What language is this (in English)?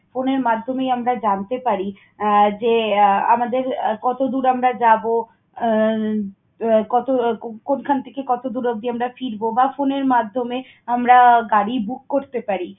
Bangla